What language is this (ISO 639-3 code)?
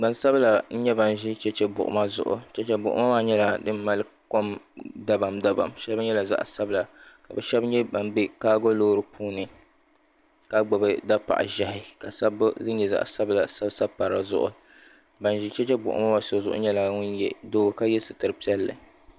dag